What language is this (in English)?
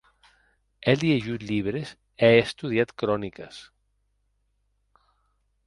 Occitan